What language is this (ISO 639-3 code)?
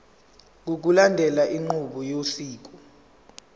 zul